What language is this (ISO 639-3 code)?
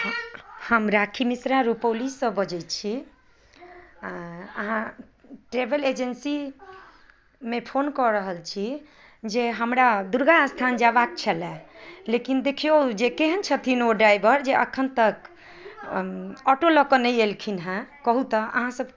mai